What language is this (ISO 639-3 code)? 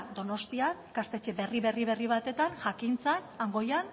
eus